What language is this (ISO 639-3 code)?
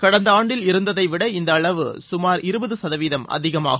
tam